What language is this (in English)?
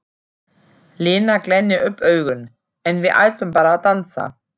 Icelandic